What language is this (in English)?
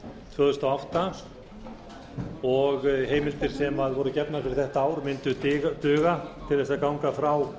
Icelandic